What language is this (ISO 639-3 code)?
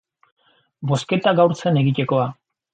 eus